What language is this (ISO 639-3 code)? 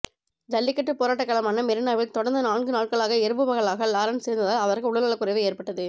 tam